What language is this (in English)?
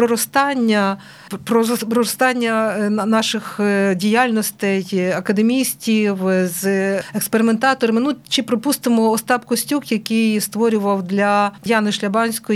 Ukrainian